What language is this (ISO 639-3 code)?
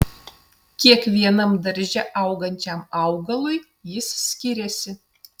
lit